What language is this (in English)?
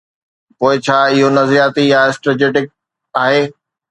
Sindhi